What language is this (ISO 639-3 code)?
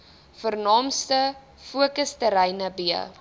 afr